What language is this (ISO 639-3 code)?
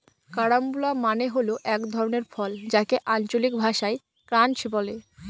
ben